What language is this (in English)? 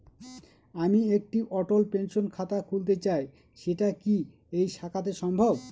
Bangla